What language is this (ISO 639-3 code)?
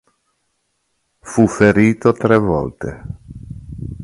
ita